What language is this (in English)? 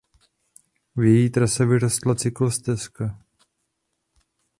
Czech